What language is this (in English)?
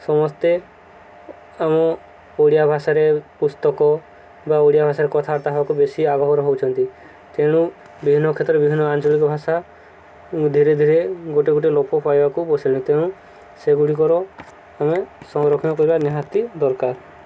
Odia